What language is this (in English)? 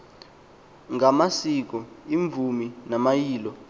Xhosa